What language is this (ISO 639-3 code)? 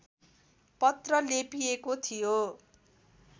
nep